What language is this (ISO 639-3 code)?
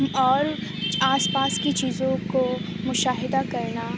urd